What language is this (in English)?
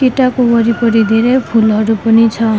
Nepali